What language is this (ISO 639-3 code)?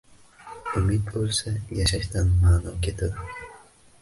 uzb